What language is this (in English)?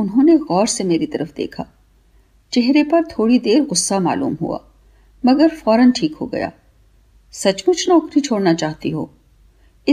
Hindi